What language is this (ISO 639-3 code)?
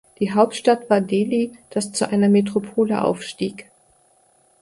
deu